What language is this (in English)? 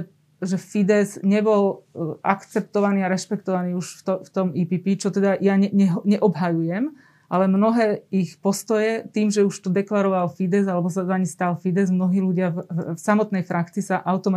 Slovak